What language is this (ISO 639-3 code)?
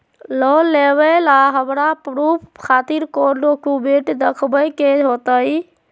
mag